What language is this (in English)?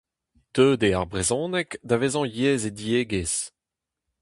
Breton